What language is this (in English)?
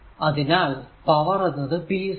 Malayalam